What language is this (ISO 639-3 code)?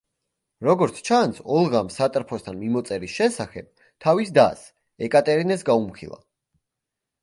kat